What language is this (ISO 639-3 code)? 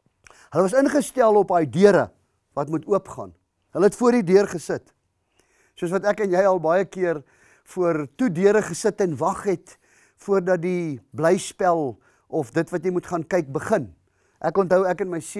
nld